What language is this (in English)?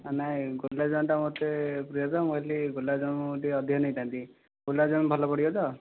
Odia